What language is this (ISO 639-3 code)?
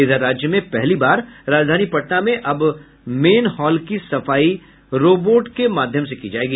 hin